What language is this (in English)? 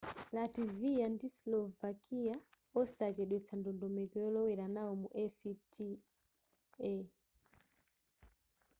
Nyanja